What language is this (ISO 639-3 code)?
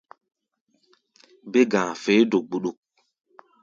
gba